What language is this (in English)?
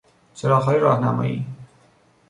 Persian